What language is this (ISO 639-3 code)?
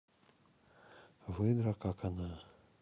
rus